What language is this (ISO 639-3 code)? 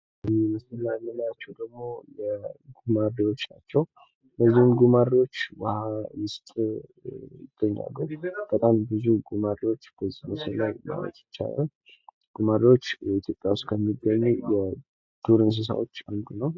amh